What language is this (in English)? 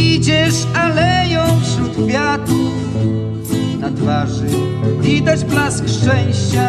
Polish